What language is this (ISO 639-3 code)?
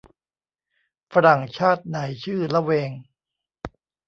tha